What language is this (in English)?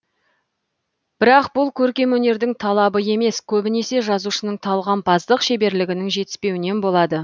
Kazakh